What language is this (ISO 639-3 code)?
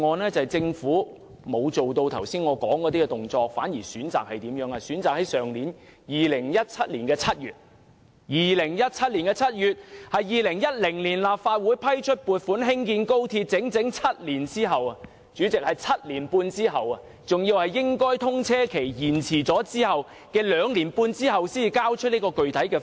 yue